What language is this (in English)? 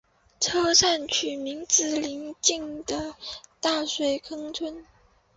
Chinese